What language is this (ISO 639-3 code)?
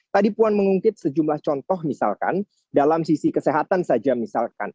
ind